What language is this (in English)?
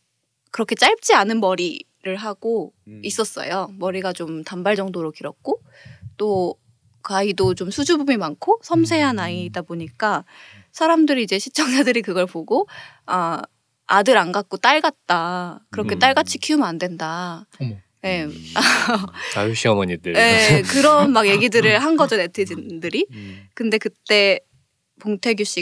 Korean